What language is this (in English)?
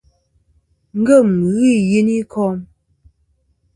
Kom